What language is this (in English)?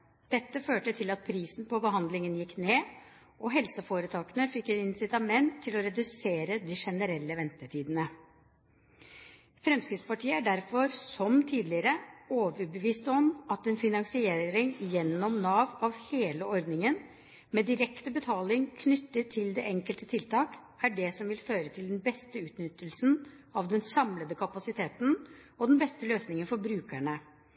Norwegian Bokmål